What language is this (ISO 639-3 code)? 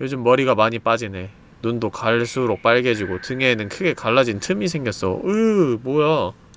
kor